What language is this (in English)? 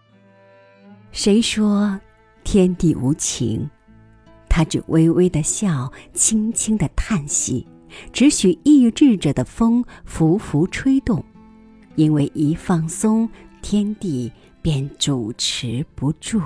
Chinese